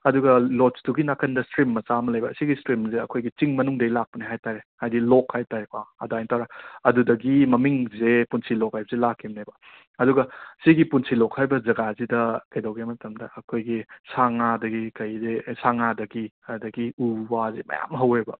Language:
Manipuri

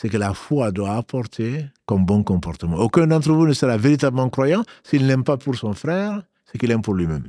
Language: French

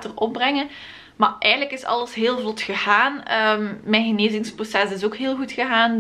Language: Dutch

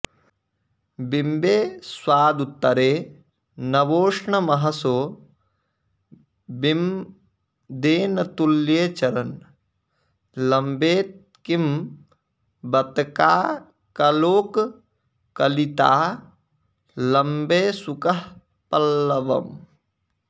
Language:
Sanskrit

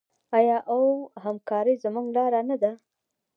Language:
Pashto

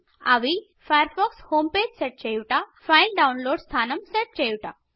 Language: Telugu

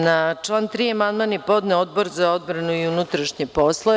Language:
Serbian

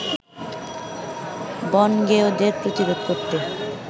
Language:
Bangla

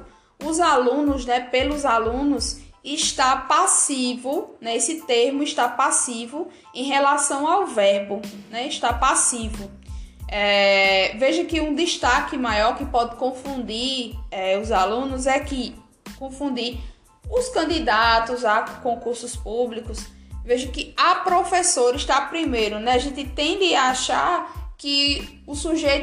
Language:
Portuguese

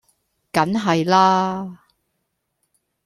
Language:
Cantonese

